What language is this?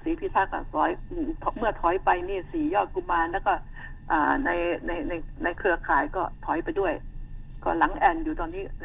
Thai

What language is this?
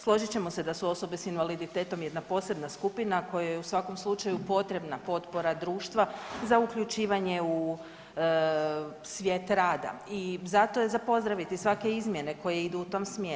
Croatian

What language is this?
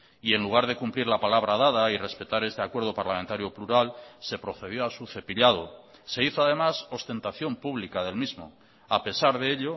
Spanish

